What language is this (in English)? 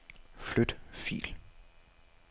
Danish